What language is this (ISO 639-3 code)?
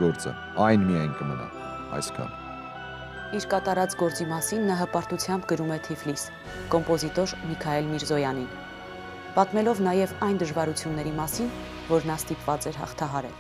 ron